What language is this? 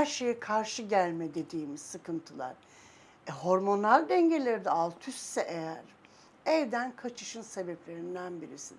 Turkish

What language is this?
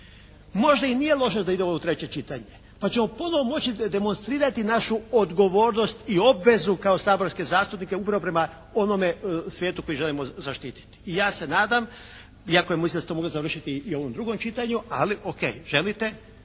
Croatian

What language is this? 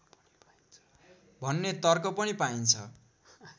Nepali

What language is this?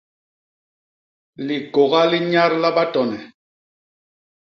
Basaa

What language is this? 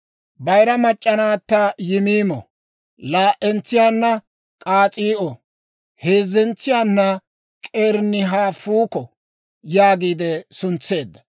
Dawro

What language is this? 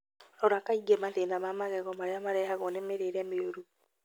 Kikuyu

